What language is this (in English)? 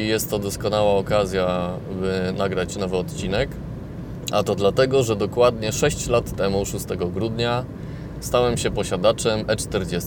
Polish